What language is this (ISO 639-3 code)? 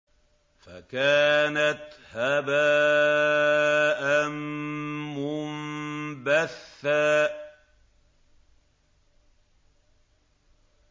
ara